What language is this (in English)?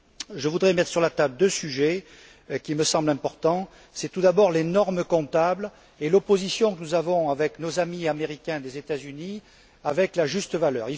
French